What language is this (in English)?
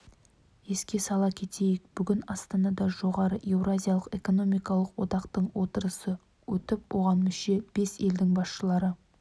Kazakh